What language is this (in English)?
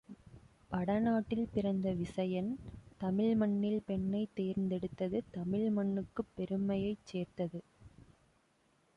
Tamil